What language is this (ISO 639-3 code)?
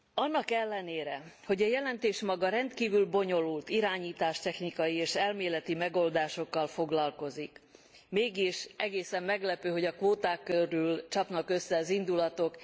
hun